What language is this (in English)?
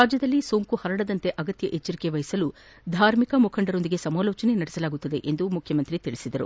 Kannada